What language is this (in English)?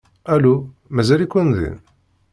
Kabyle